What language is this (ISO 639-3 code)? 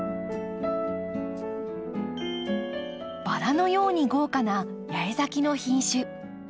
jpn